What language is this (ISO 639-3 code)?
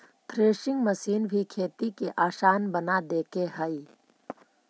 mag